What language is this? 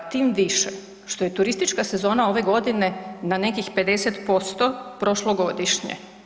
Croatian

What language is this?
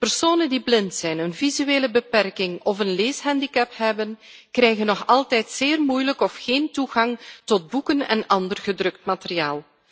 Dutch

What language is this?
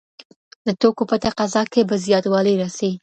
Pashto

